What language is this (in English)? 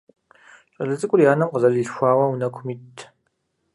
Kabardian